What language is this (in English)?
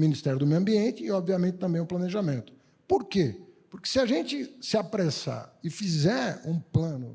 Portuguese